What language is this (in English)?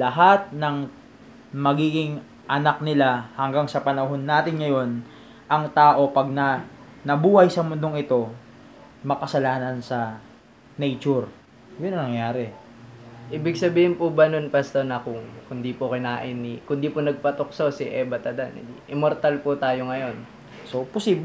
Filipino